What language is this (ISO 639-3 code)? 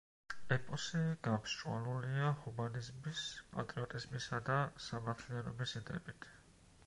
kat